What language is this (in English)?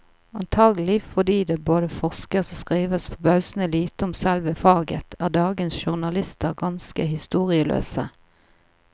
Norwegian